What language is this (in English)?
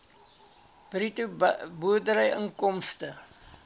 Afrikaans